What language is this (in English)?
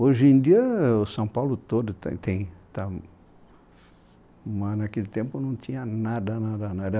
Portuguese